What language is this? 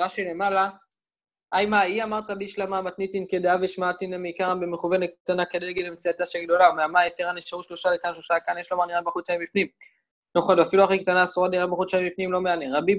Hebrew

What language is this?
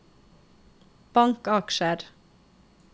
Norwegian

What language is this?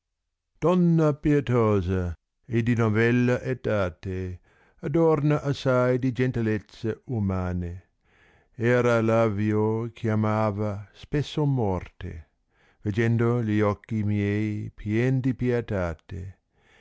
Italian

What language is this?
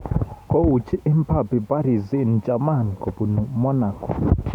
Kalenjin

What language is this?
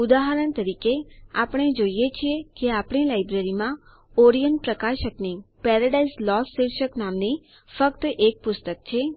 Gujarati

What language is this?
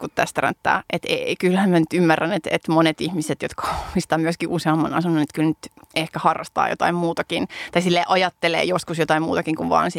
Finnish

